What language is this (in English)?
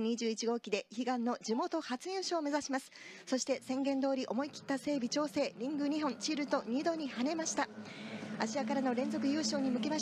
Japanese